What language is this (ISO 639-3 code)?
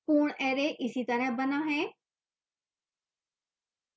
hin